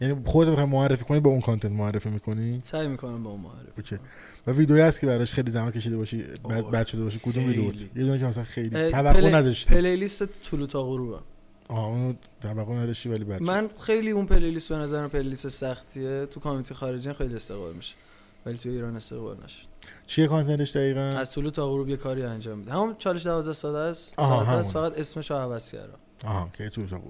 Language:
Persian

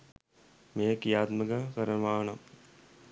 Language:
Sinhala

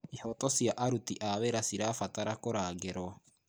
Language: Kikuyu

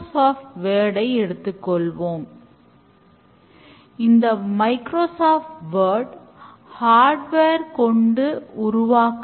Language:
Tamil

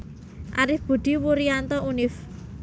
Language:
Javanese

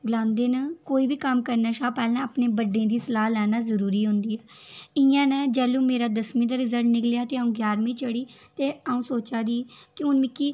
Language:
Dogri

